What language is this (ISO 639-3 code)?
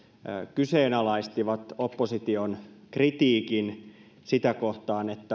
fin